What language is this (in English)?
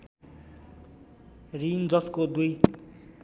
Nepali